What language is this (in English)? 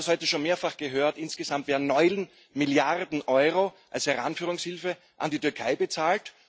German